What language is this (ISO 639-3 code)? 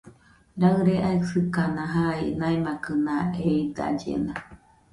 hux